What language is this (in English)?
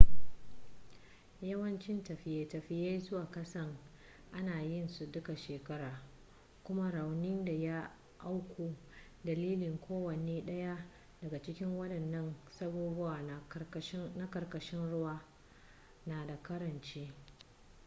Hausa